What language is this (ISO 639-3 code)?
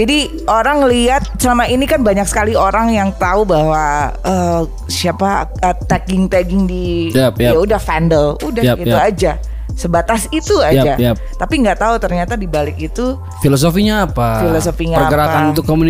ind